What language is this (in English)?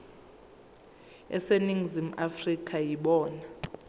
Zulu